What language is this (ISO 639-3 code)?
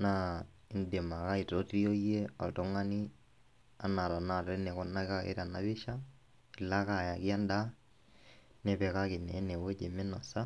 mas